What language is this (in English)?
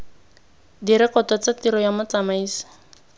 Tswana